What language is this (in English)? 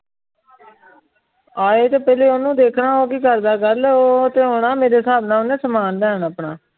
Punjabi